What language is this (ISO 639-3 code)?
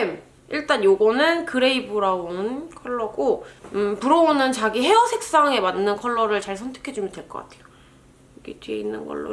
kor